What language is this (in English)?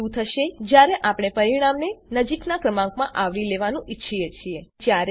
Gujarati